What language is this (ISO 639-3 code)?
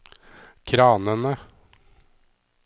nor